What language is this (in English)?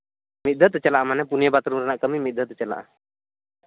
Santali